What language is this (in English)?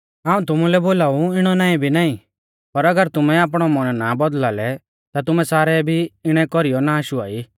Mahasu Pahari